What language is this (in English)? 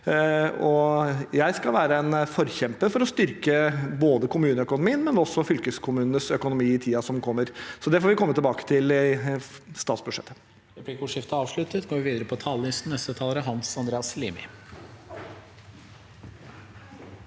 Norwegian